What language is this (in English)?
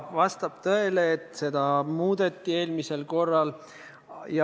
Estonian